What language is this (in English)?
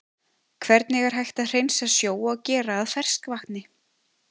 Icelandic